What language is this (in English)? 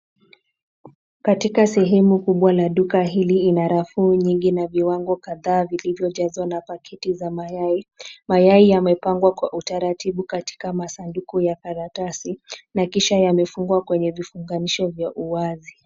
Swahili